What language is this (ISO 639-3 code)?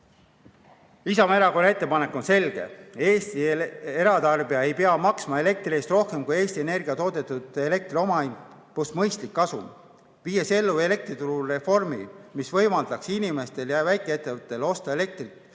est